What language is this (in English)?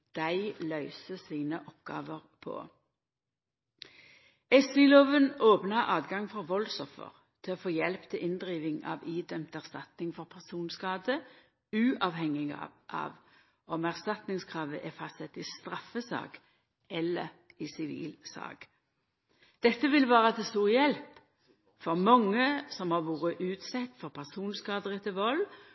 Norwegian Nynorsk